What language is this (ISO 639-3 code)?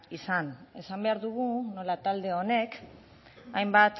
eus